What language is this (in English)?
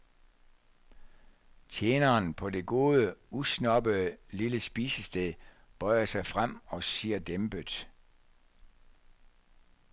Danish